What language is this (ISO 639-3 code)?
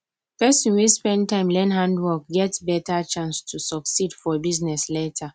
pcm